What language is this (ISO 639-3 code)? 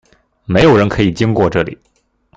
zho